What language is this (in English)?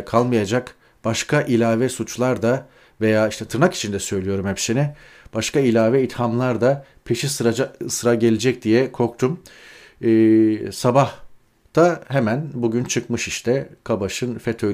Turkish